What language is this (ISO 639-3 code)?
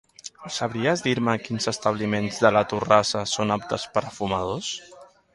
cat